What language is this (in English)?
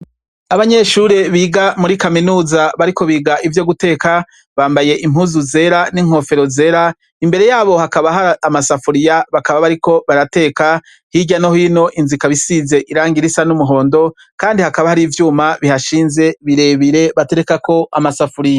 Rundi